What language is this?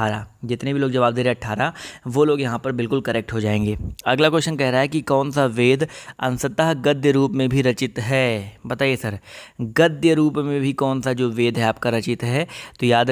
Hindi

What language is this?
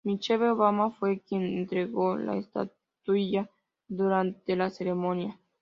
Spanish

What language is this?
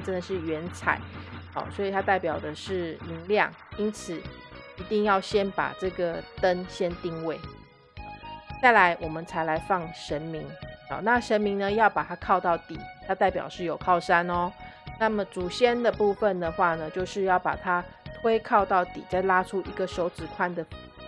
Chinese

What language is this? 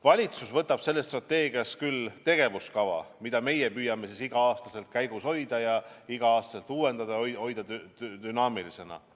Estonian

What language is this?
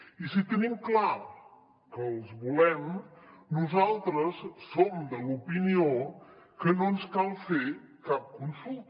Catalan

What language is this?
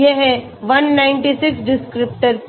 Hindi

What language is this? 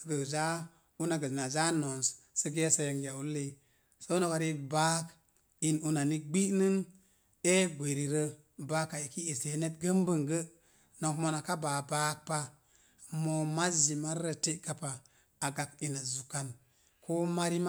Mom Jango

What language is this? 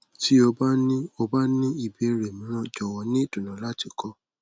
Yoruba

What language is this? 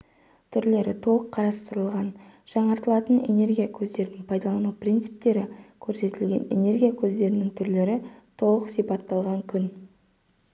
Kazakh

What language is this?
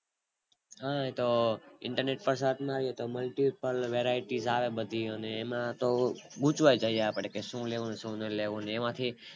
Gujarati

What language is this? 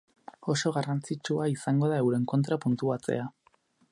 Basque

